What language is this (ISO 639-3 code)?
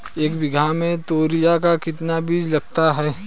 hin